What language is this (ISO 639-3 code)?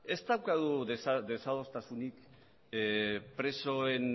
eus